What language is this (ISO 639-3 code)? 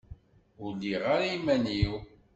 kab